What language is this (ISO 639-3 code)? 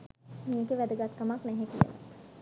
sin